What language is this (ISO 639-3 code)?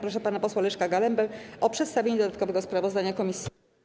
pol